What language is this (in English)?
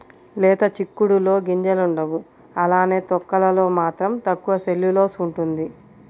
Telugu